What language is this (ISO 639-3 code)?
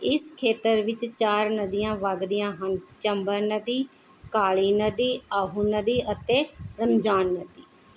pan